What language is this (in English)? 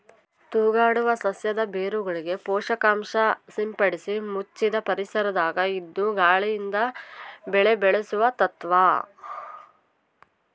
Kannada